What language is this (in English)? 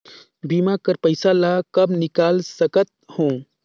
Chhattisgarhi